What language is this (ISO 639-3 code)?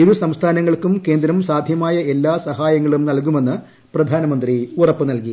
mal